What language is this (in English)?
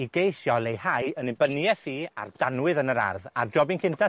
Welsh